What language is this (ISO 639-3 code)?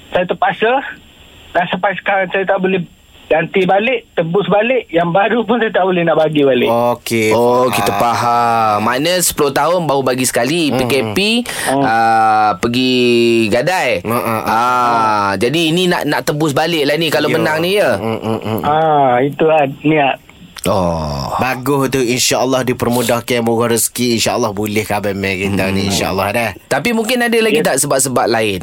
msa